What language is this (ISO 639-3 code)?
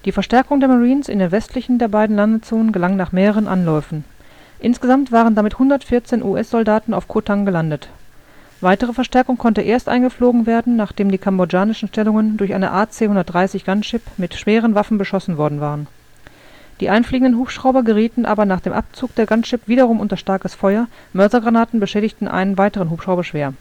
deu